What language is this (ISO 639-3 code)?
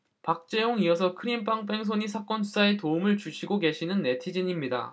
kor